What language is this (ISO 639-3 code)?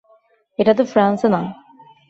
ben